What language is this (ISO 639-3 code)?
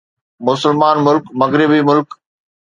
snd